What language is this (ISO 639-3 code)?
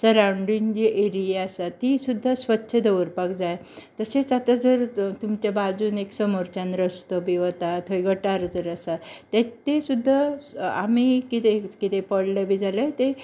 kok